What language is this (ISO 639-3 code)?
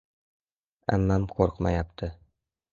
uzb